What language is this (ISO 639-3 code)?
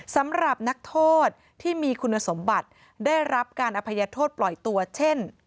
tha